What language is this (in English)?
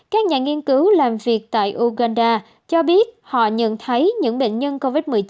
Vietnamese